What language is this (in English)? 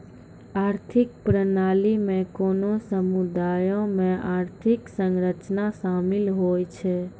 Maithili